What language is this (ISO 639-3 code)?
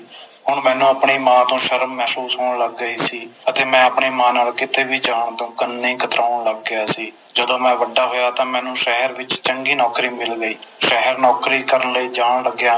pan